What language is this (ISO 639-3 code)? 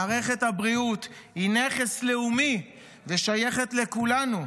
heb